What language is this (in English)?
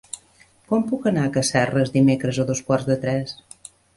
Catalan